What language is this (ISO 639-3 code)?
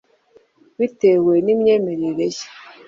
kin